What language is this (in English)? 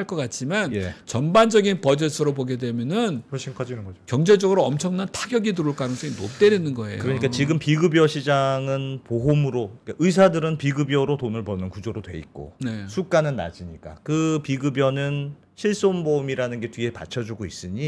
Korean